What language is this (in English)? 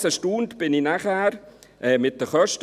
Swiss German